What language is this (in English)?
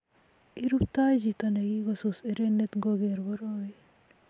Kalenjin